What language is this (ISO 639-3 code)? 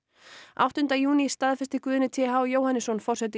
isl